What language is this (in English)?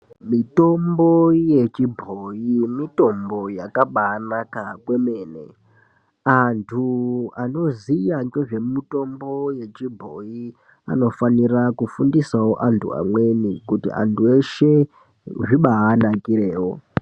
Ndau